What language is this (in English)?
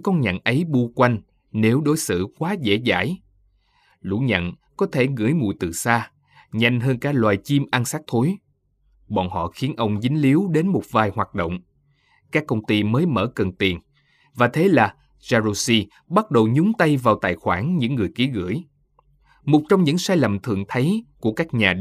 Vietnamese